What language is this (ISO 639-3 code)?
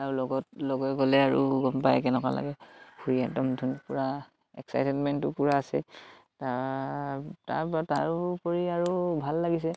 asm